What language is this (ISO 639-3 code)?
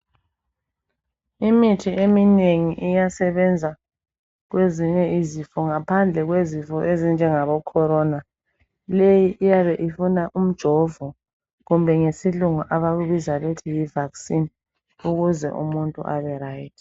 nde